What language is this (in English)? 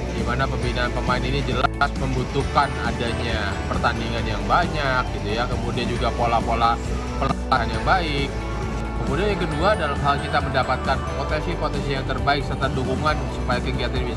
Indonesian